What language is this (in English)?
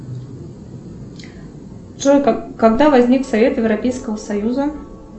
Russian